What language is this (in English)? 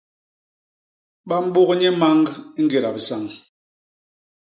Basaa